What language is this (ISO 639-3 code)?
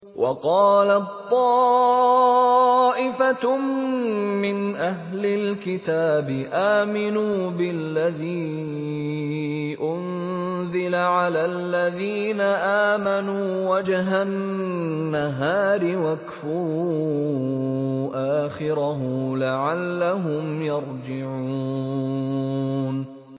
ara